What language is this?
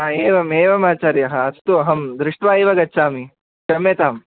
Sanskrit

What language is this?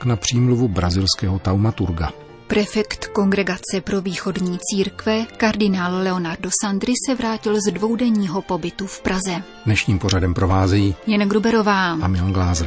Czech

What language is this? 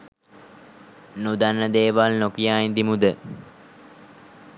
Sinhala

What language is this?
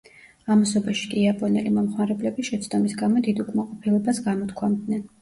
Georgian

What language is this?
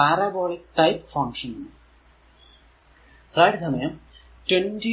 Malayalam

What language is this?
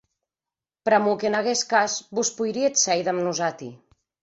Occitan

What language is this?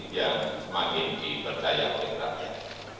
Indonesian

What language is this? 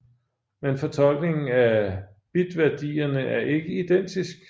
Danish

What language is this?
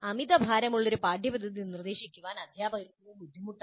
Malayalam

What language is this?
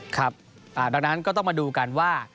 Thai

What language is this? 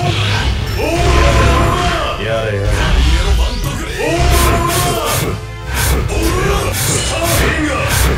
Japanese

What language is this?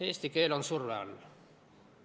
Estonian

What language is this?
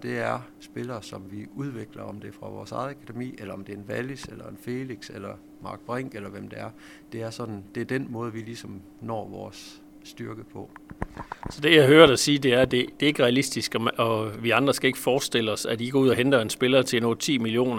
Danish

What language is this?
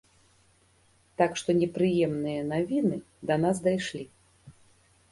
Belarusian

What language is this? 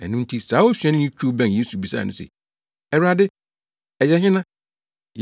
Akan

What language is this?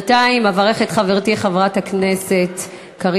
Hebrew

